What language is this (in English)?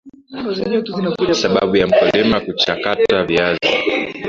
Swahili